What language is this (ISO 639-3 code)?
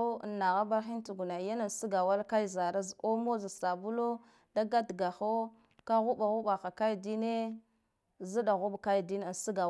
gdf